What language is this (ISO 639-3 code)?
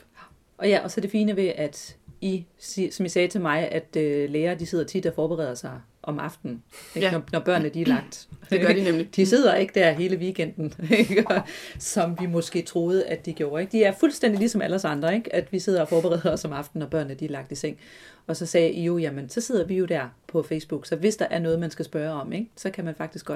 dan